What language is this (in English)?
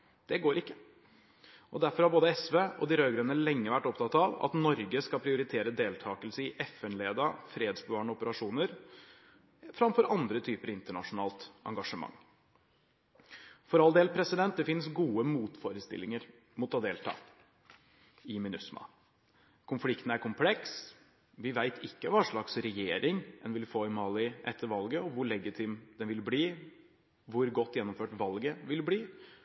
Norwegian Bokmål